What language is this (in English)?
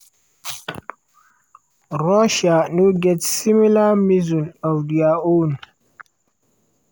Nigerian Pidgin